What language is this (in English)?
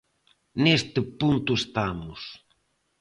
Galician